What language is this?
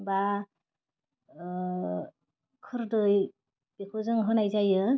Bodo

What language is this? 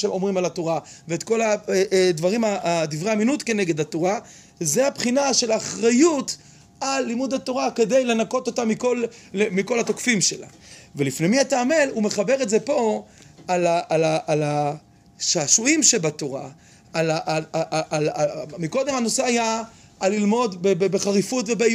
Hebrew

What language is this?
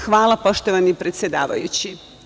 Serbian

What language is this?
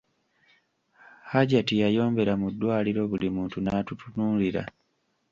Ganda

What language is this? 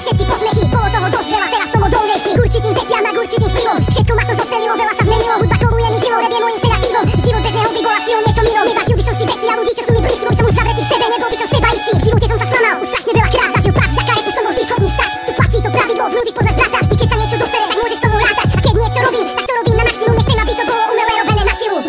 Polish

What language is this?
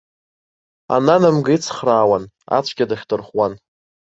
Abkhazian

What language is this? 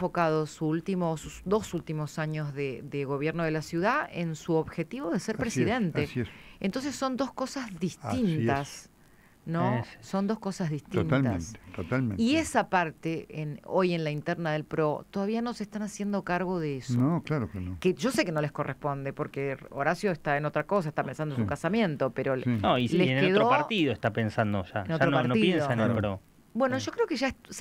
Spanish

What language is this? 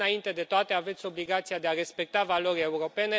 Romanian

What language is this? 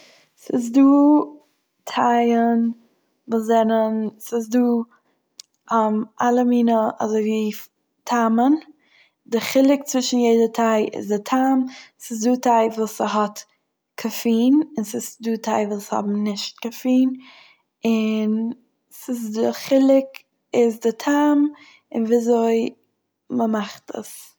Yiddish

